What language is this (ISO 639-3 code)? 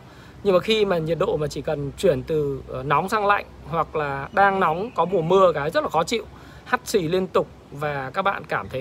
vie